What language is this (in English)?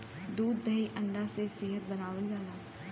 Bhojpuri